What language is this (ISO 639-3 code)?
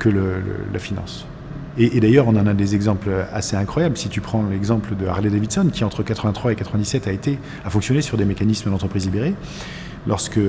fra